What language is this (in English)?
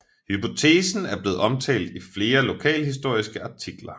Danish